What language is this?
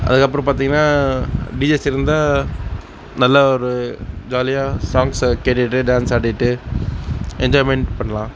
Tamil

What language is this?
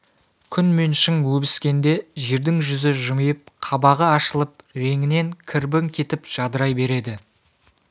Kazakh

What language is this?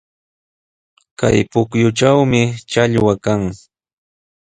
Sihuas Ancash Quechua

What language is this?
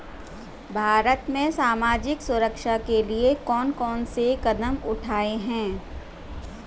Hindi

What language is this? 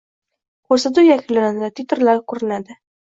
Uzbek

